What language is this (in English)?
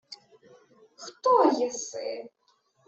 Ukrainian